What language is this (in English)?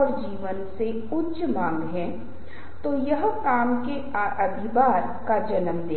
Hindi